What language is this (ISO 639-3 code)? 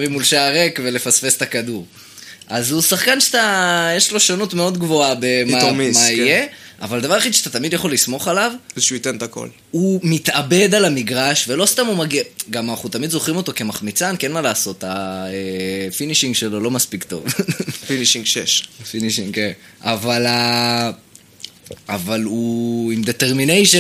heb